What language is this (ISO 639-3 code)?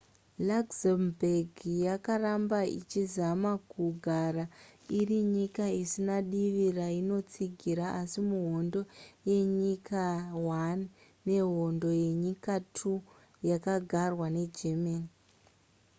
sna